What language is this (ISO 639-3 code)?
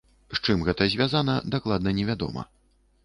bel